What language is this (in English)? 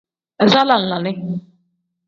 Tem